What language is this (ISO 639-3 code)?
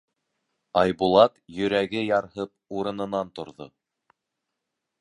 bak